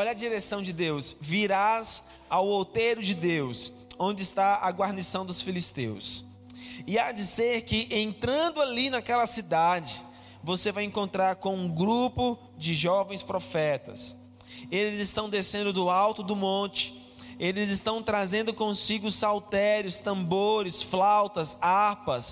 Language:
Portuguese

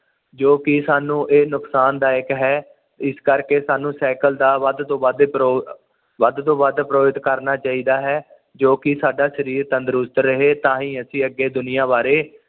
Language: Punjabi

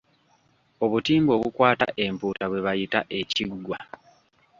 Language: Ganda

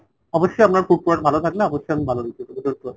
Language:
Bangla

